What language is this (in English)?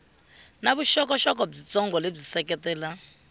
Tsonga